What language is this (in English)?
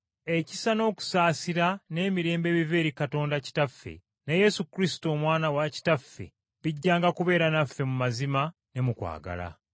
Ganda